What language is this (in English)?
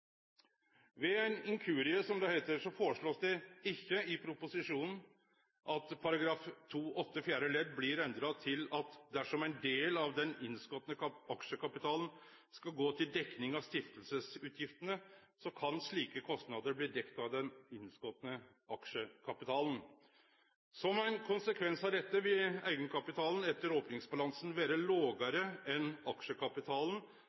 Norwegian Nynorsk